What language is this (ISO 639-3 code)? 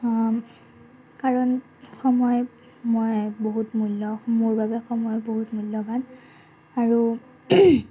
asm